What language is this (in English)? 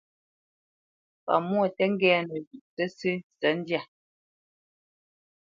Bamenyam